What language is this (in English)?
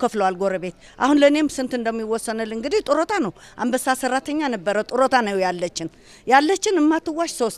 Arabic